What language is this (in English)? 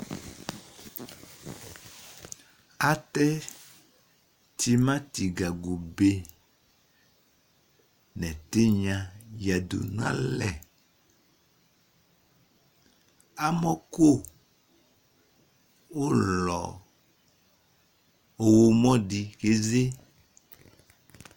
Ikposo